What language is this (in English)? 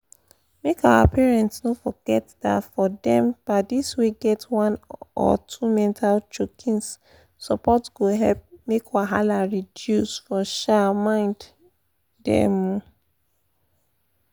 Nigerian Pidgin